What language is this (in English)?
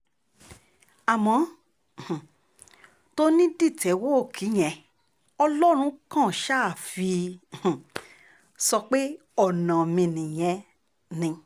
Yoruba